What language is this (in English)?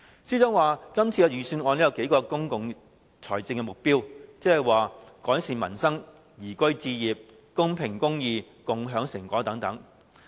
Cantonese